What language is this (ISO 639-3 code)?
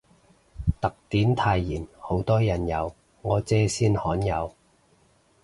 yue